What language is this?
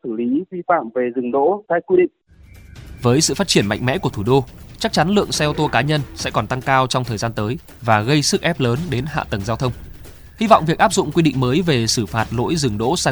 Vietnamese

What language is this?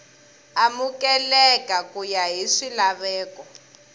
Tsonga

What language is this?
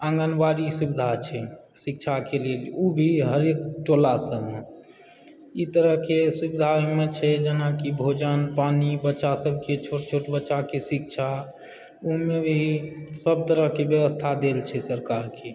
Maithili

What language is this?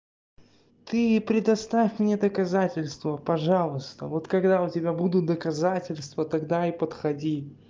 Russian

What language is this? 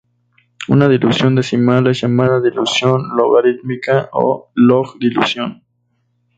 Spanish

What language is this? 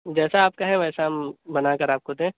Urdu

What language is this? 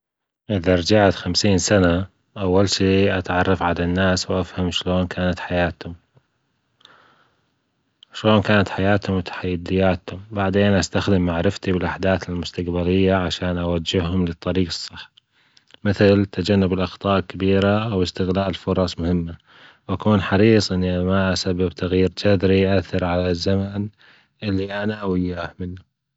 Gulf Arabic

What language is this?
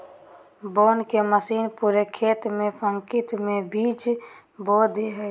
Magahi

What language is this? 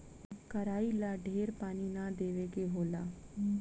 Bhojpuri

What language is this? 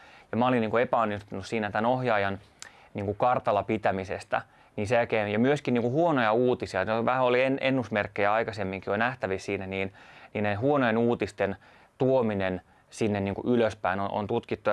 Finnish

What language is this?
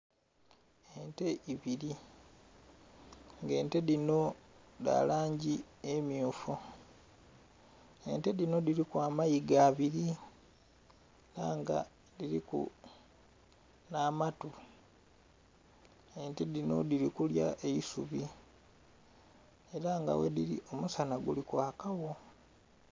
Soga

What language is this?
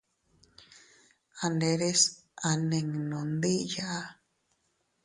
Teutila Cuicatec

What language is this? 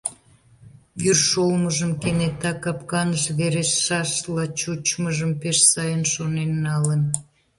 Mari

